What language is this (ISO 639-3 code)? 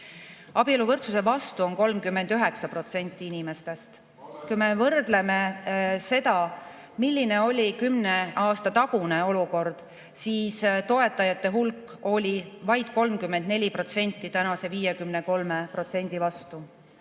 est